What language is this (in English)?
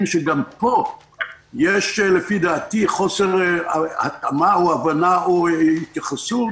Hebrew